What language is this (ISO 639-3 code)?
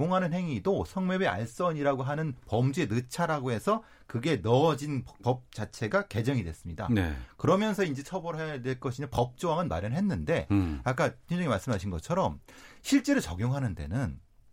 kor